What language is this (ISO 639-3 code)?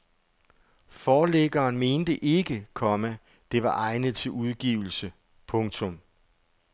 dan